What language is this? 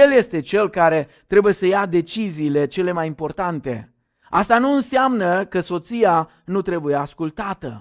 Romanian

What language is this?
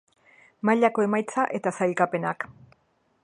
Basque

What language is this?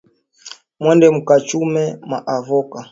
Swahili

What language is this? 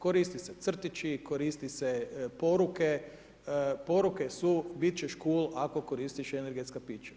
Croatian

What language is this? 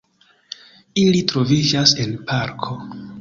Esperanto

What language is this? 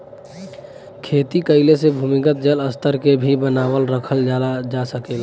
Bhojpuri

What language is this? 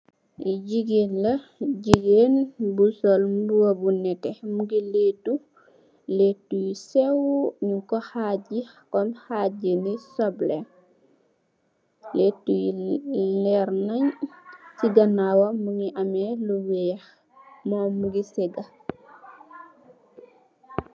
Wolof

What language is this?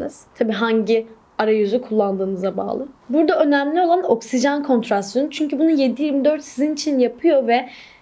Turkish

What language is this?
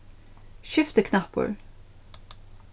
Faroese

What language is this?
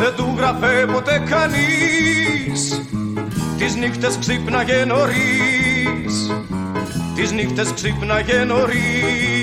Greek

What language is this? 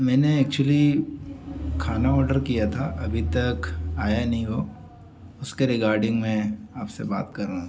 Hindi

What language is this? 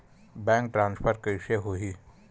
Chhattisgarhi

